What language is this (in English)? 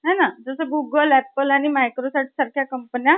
Marathi